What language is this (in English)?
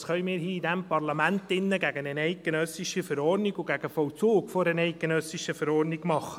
Swiss German